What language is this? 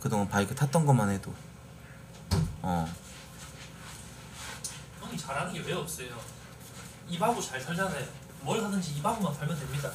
Korean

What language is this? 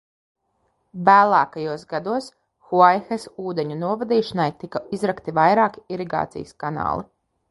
Latvian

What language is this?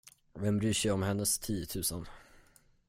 Swedish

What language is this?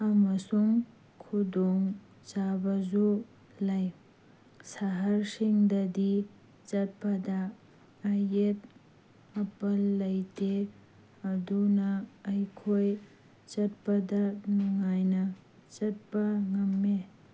Manipuri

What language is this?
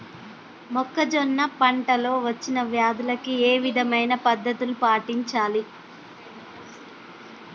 Telugu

